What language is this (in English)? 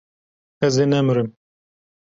Kurdish